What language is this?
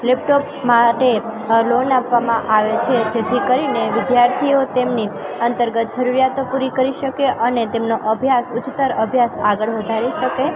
Gujarati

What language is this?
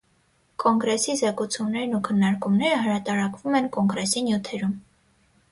Armenian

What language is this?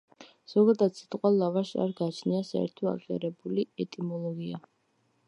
Georgian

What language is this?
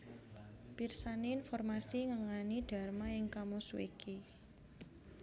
Javanese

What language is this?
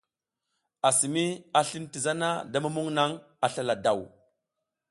South Giziga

